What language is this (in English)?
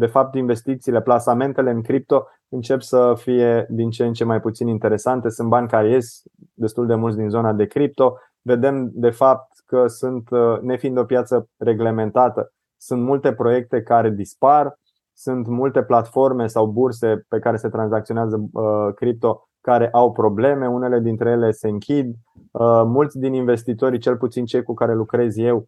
Romanian